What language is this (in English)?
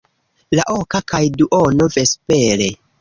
Esperanto